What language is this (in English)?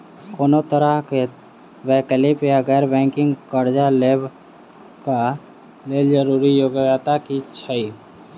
Maithili